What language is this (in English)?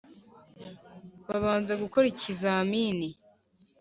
Kinyarwanda